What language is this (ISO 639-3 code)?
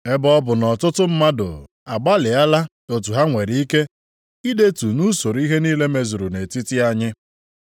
ibo